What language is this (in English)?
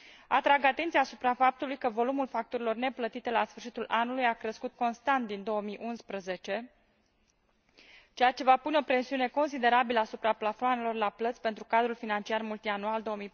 Romanian